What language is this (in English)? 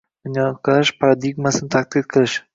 Uzbek